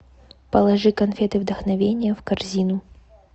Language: Russian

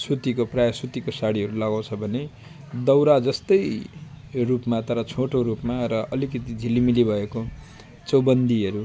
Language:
Nepali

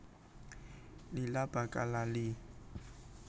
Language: Javanese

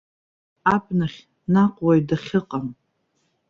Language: Abkhazian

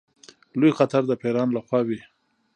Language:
Pashto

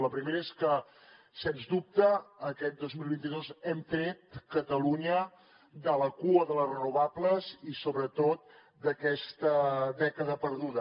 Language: Catalan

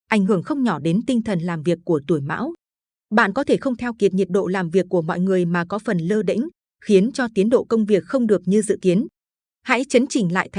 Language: Vietnamese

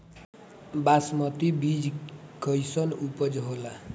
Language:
Bhojpuri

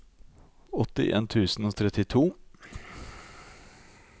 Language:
Norwegian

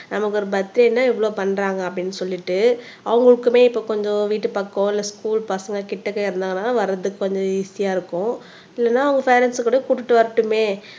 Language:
Tamil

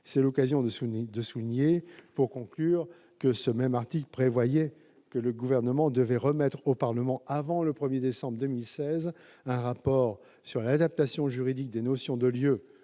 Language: French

